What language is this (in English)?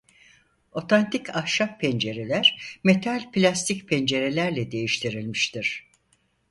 Turkish